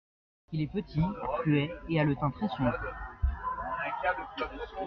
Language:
French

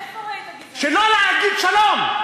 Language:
Hebrew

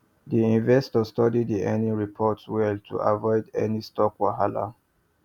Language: Nigerian Pidgin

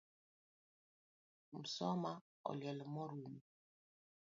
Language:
Luo (Kenya and Tanzania)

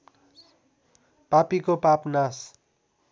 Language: Nepali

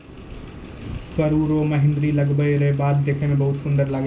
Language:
Maithili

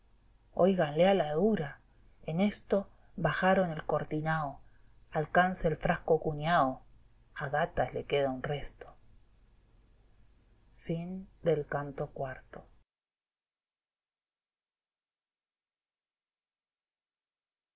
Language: Spanish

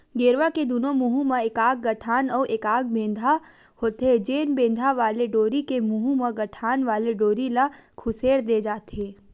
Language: Chhattisgarhi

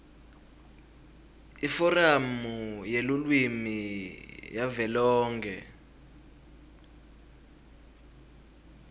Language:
Swati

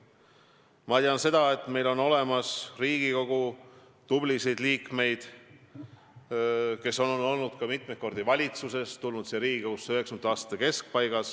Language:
Estonian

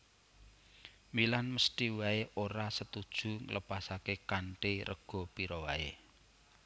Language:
Javanese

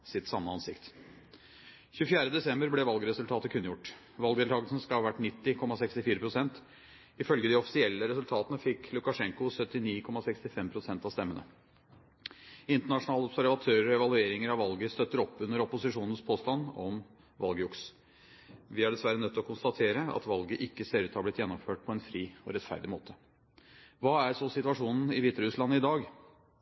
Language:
Norwegian Bokmål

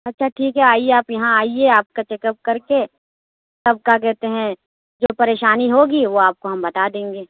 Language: Urdu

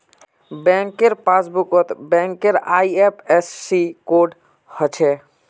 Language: Magahi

